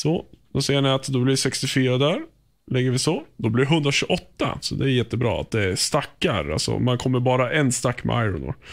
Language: Swedish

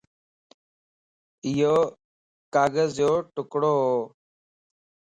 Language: Lasi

